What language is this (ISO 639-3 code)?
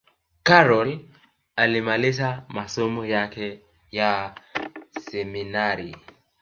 swa